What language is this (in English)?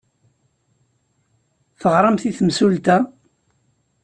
Kabyle